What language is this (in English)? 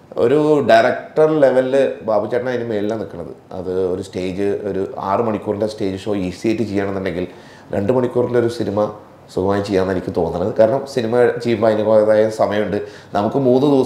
Malayalam